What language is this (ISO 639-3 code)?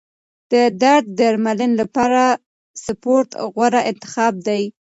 pus